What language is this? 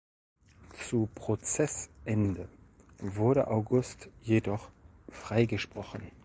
German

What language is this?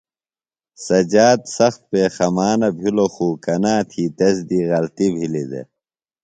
Phalura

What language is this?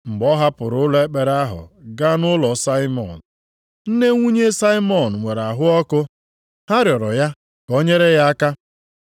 Igbo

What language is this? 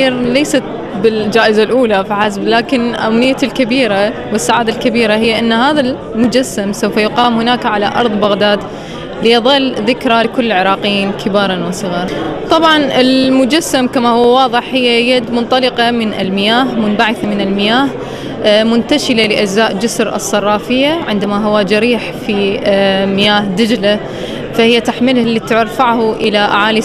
Arabic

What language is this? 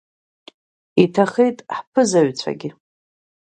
Abkhazian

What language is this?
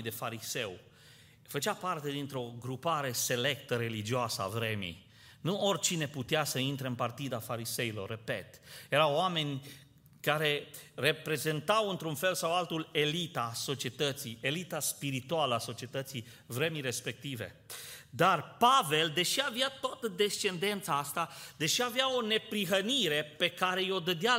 Romanian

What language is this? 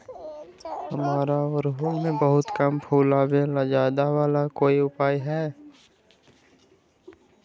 Magahi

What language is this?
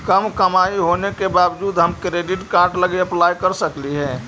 Magahi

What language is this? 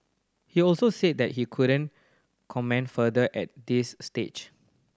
English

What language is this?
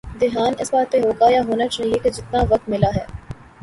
Urdu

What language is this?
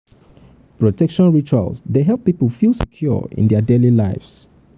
Nigerian Pidgin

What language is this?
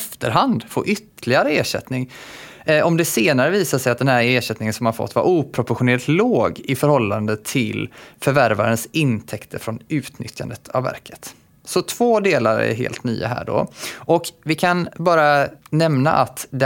Swedish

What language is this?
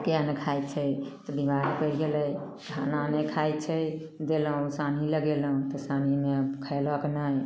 Maithili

